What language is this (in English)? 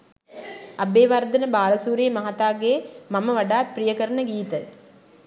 Sinhala